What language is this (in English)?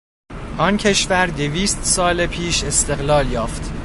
Persian